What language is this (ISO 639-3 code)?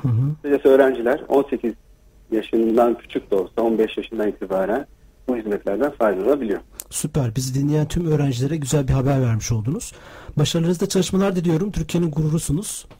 tur